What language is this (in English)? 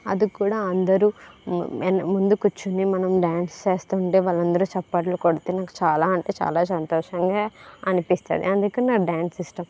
Telugu